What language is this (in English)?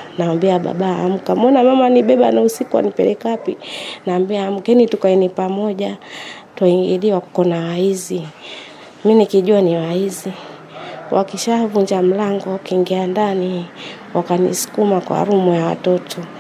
Swahili